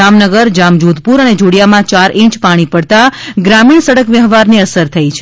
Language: Gujarati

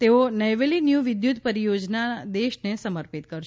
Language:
Gujarati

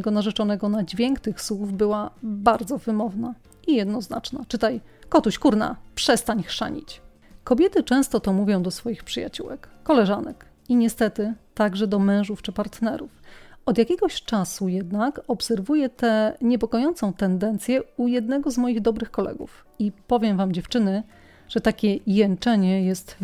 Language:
Polish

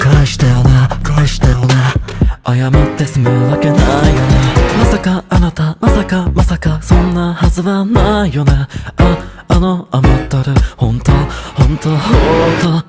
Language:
Japanese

